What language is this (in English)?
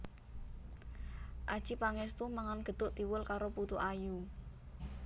Javanese